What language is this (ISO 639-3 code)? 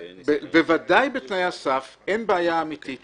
heb